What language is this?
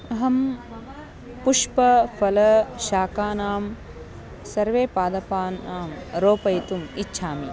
Sanskrit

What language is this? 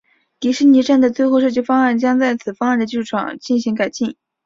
Chinese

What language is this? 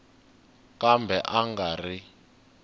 Tsonga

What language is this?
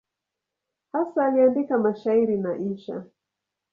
Swahili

